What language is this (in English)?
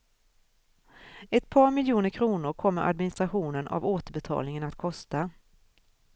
Swedish